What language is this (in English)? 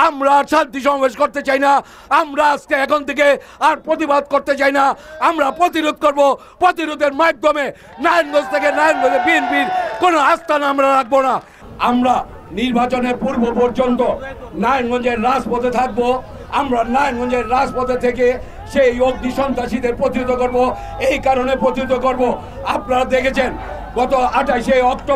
Romanian